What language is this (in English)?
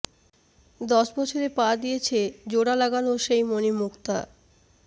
Bangla